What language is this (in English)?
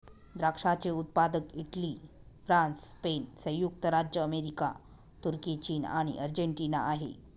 Marathi